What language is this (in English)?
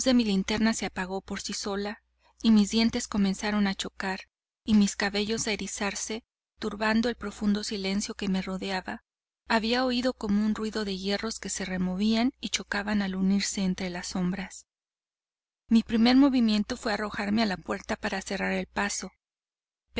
Spanish